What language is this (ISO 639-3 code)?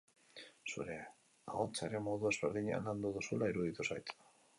eus